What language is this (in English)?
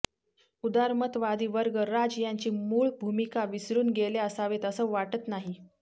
Marathi